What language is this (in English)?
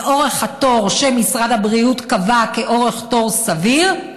Hebrew